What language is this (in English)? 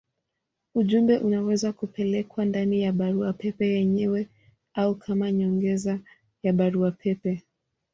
Swahili